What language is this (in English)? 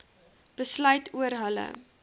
Afrikaans